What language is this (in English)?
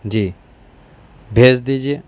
Urdu